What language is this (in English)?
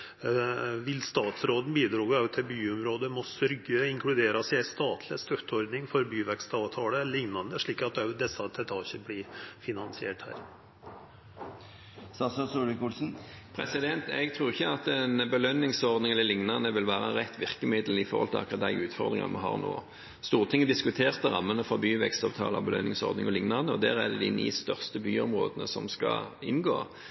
Norwegian